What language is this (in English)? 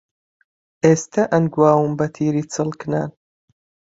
Central Kurdish